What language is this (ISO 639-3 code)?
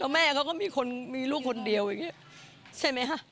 tha